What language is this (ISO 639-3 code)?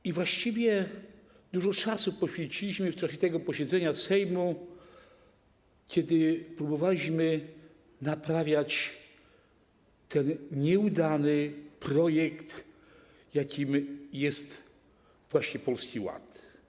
pol